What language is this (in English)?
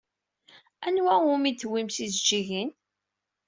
Kabyle